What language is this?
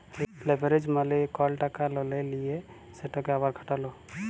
Bangla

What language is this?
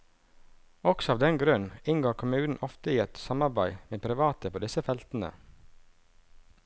Norwegian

